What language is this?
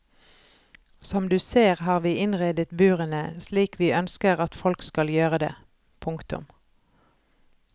Norwegian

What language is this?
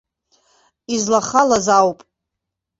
Abkhazian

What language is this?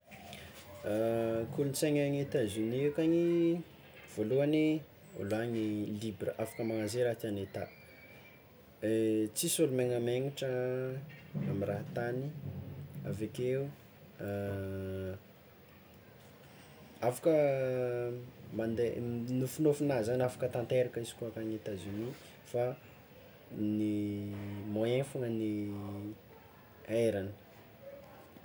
Tsimihety Malagasy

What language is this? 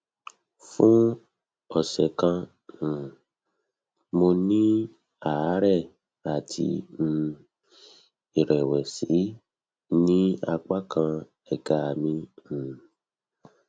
Yoruba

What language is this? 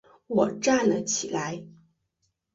Chinese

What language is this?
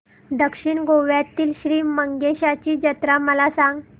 Marathi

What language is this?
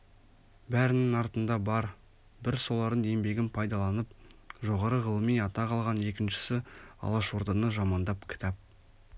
Kazakh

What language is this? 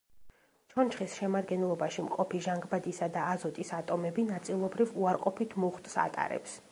Georgian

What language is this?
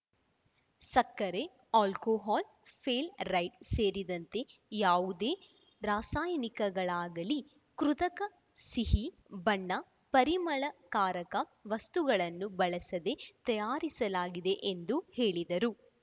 Kannada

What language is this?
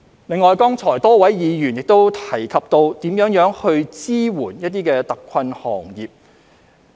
Cantonese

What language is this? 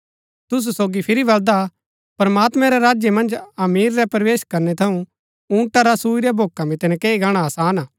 Gaddi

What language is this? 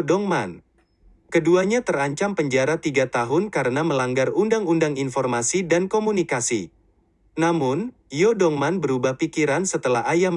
Indonesian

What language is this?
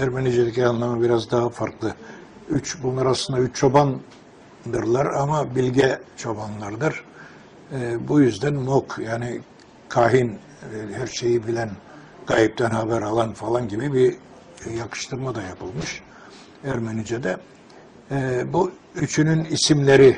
Turkish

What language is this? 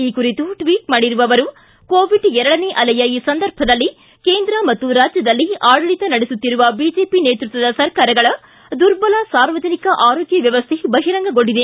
Kannada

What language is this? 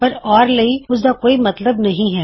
Punjabi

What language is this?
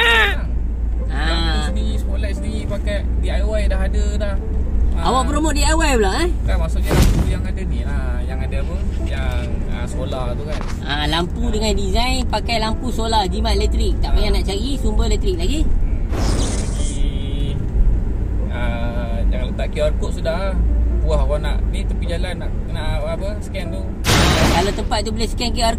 Malay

